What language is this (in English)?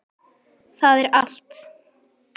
Icelandic